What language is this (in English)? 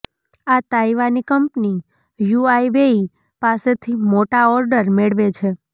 Gujarati